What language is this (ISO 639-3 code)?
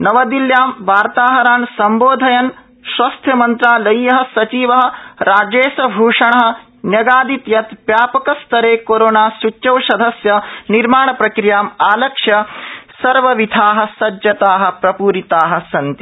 san